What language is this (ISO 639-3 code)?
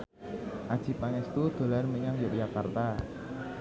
jav